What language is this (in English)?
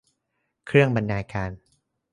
Thai